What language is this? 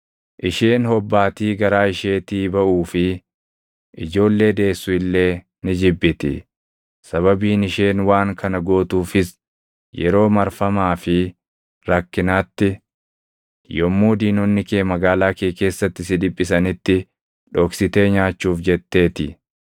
Oromo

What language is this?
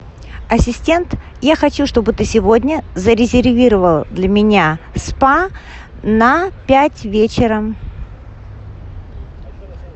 Russian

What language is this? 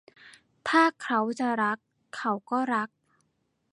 Thai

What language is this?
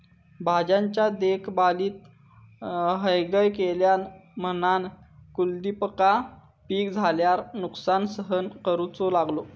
Marathi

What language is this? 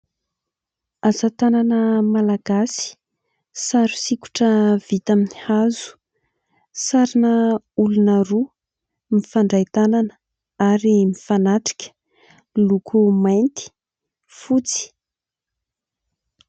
Malagasy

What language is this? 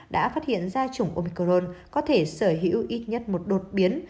Vietnamese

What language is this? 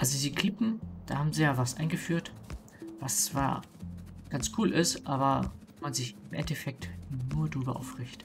German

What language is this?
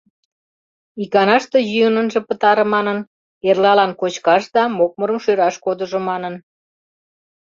Mari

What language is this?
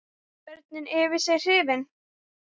Icelandic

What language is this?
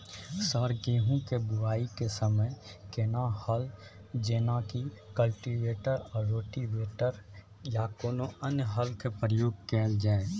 Maithili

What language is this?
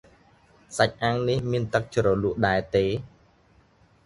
Khmer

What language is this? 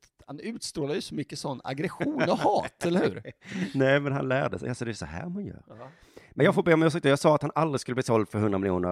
Swedish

